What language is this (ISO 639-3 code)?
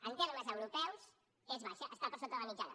cat